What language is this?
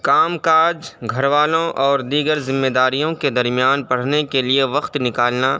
Urdu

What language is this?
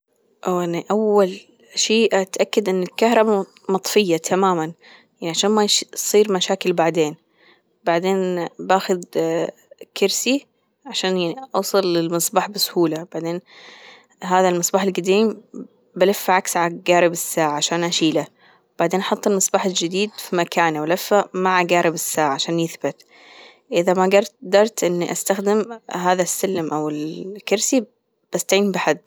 Gulf Arabic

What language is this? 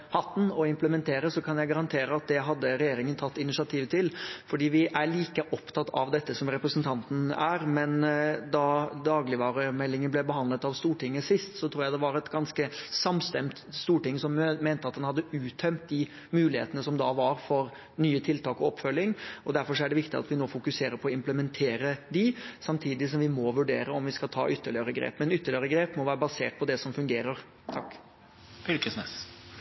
Norwegian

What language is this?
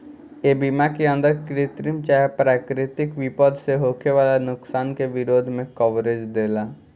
Bhojpuri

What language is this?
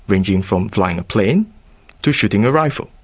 English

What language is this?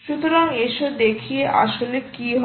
Bangla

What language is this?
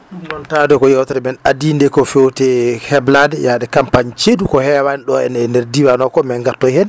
Fula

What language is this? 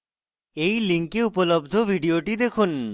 Bangla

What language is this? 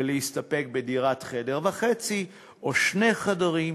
Hebrew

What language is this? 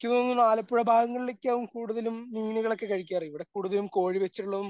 Malayalam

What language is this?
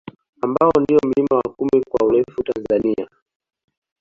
Swahili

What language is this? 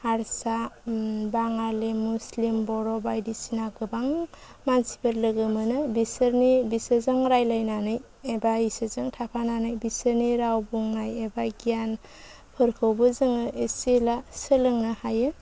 Bodo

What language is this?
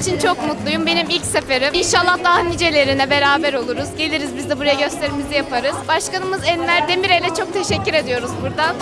Turkish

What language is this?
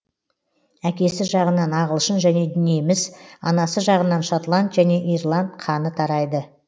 Kazakh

